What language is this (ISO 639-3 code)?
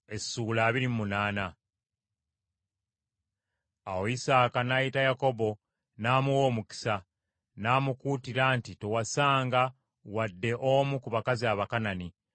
lug